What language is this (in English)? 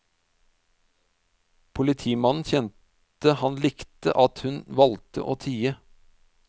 Norwegian